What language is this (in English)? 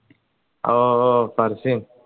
Malayalam